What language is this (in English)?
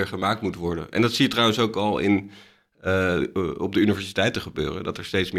Dutch